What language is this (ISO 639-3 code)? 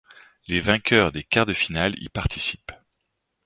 fra